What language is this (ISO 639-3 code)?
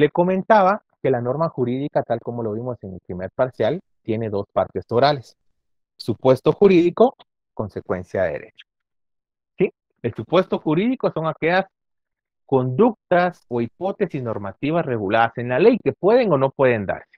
spa